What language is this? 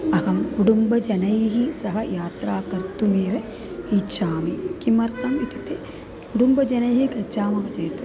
Sanskrit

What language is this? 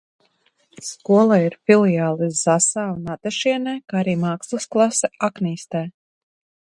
Latvian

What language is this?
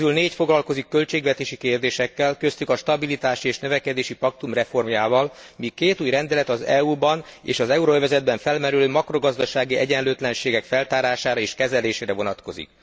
Hungarian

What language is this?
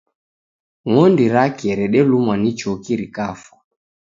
Taita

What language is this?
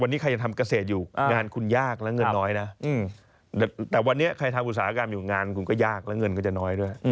Thai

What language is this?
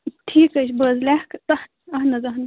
Kashmiri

